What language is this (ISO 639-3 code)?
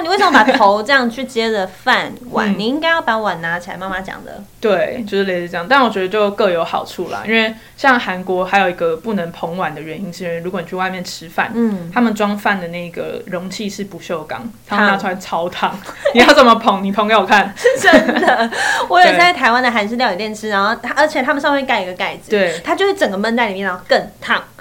zho